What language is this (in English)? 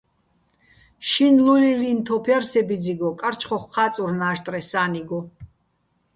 Bats